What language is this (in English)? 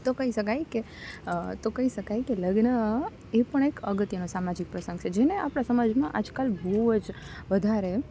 Gujarati